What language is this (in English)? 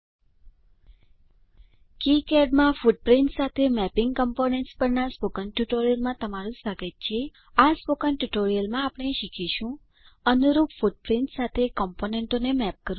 Gujarati